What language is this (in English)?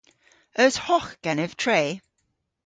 Cornish